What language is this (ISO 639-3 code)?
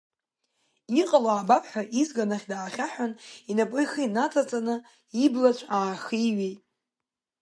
abk